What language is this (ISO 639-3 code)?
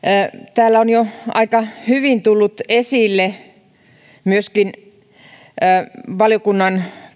fin